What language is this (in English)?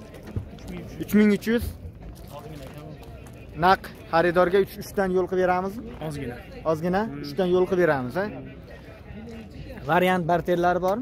Turkish